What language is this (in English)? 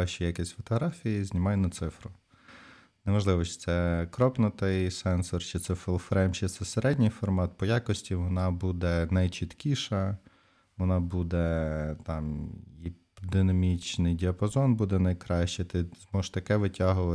Ukrainian